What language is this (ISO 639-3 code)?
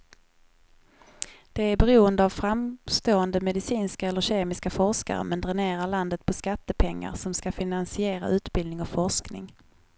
swe